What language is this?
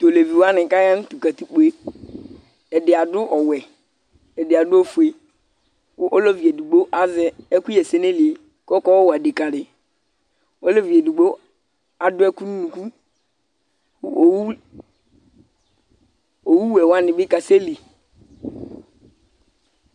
Ikposo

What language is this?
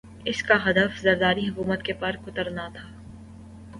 Urdu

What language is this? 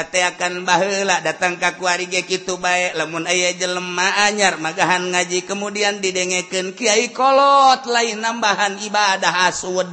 Indonesian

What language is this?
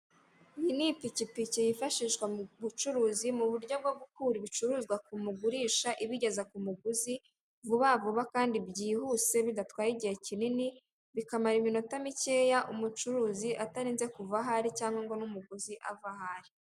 Kinyarwanda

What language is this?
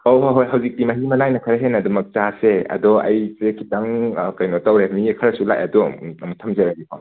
Manipuri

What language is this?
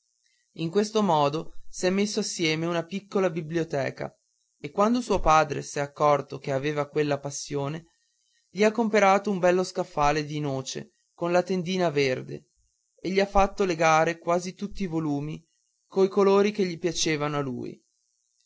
Italian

